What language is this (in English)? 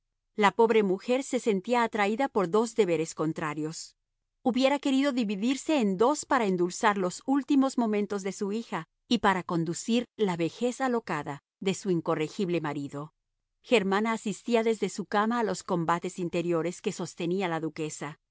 Spanish